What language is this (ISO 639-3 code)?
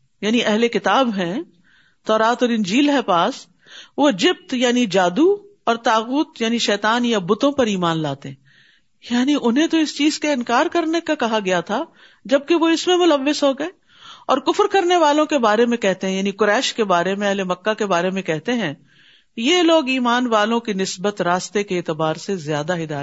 urd